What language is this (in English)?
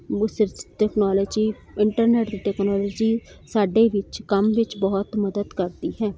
Punjabi